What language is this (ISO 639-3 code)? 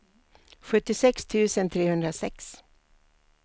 swe